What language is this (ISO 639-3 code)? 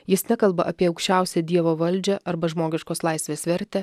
lit